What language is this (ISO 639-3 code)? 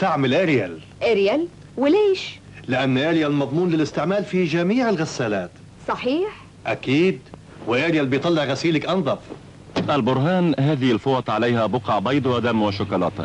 ara